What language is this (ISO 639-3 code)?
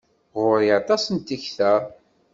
kab